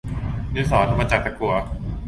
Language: Thai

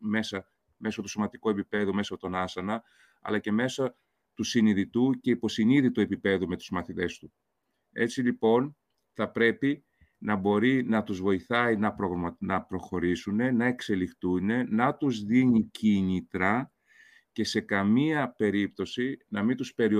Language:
Greek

